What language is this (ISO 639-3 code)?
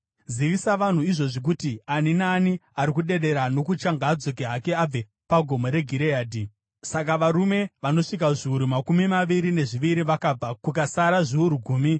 sna